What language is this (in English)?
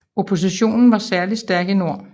Danish